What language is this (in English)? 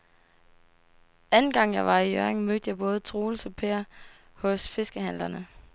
Danish